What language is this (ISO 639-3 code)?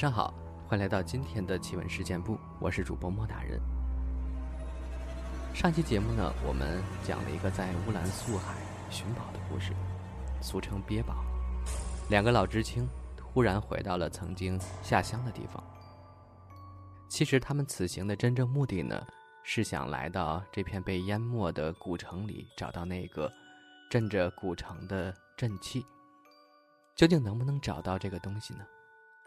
zho